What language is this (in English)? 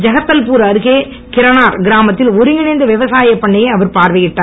Tamil